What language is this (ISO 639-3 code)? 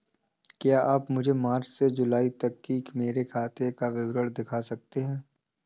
hin